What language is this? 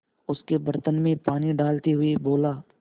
Hindi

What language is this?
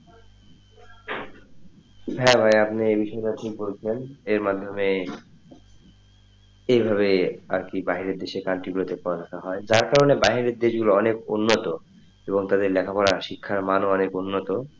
Bangla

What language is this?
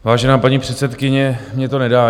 Czech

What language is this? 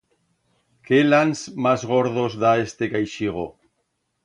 Aragonese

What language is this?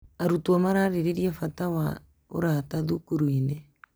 Kikuyu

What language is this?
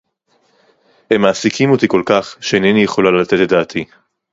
Hebrew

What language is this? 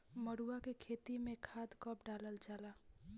Bhojpuri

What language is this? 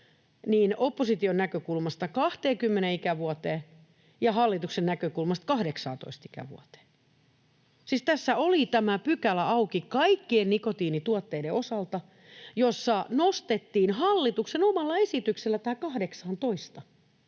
Finnish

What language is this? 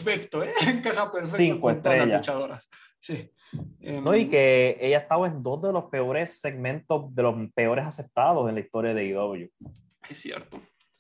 Spanish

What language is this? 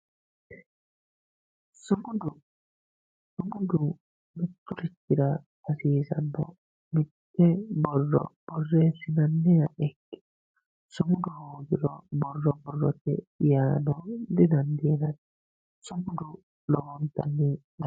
Sidamo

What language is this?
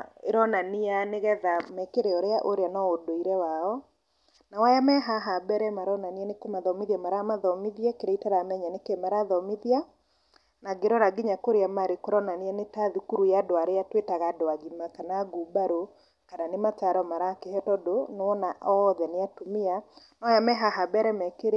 Kikuyu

